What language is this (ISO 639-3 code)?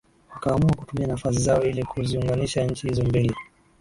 swa